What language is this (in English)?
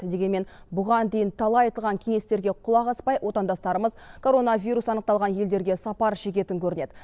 Kazakh